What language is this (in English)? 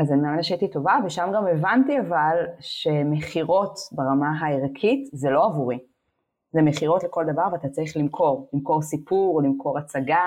Hebrew